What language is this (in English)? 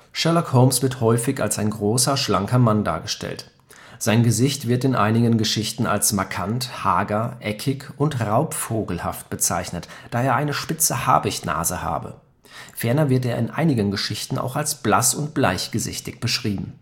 German